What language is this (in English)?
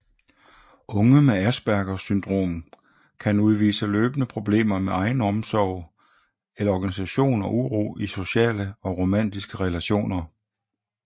Danish